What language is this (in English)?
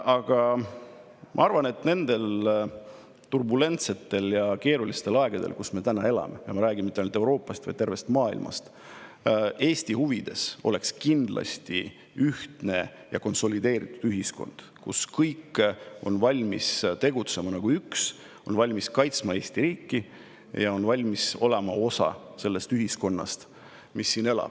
Estonian